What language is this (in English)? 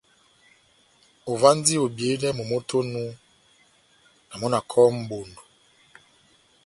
Batanga